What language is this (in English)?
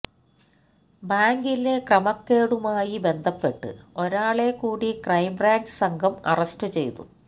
Malayalam